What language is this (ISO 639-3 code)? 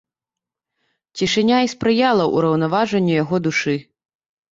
bel